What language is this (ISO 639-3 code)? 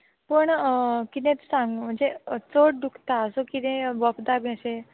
kok